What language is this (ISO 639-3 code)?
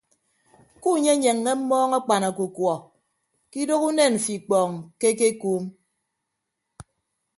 ibb